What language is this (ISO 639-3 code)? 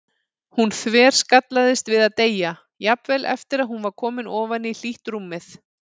isl